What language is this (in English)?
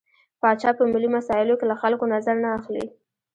Pashto